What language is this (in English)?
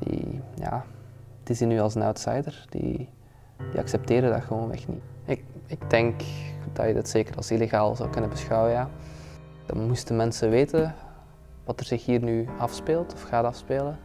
Dutch